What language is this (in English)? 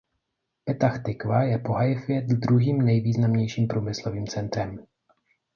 Czech